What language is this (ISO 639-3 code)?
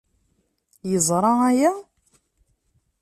kab